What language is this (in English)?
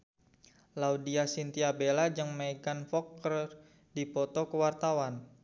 Sundanese